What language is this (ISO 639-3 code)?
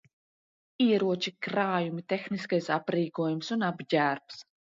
lav